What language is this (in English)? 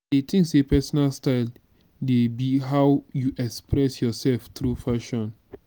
Nigerian Pidgin